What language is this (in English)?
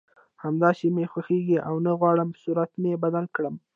Pashto